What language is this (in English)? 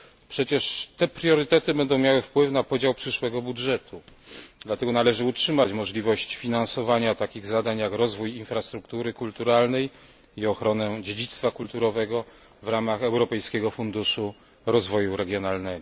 Polish